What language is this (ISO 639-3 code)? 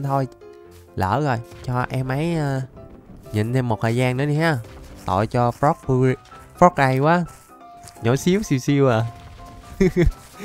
vie